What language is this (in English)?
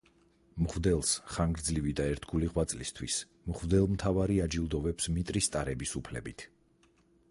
Georgian